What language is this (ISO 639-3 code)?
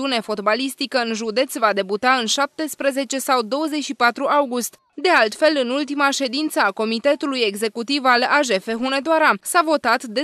ron